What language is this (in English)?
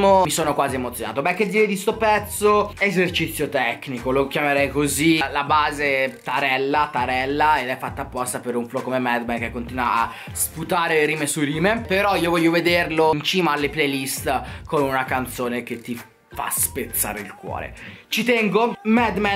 Italian